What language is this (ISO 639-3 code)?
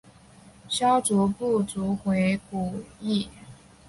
zho